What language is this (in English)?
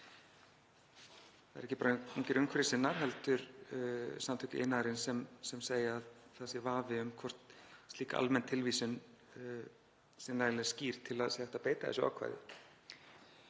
Icelandic